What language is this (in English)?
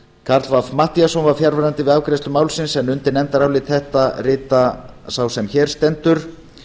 Icelandic